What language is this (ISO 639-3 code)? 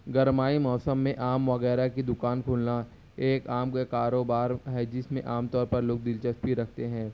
urd